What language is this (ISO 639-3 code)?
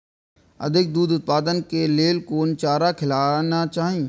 mai